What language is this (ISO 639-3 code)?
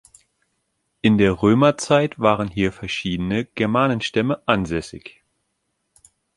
deu